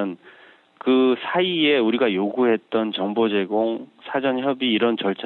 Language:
Korean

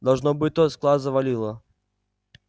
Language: Russian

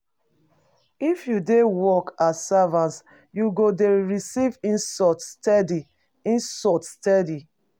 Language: Nigerian Pidgin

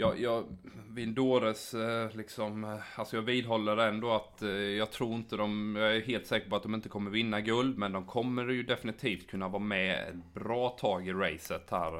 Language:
Swedish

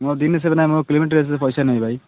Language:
Odia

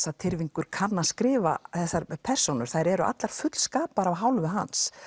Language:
Icelandic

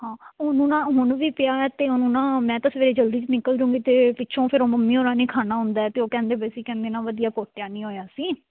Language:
Punjabi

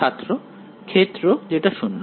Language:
Bangla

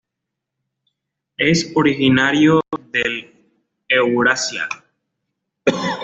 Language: Spanish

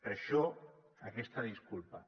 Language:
Catalan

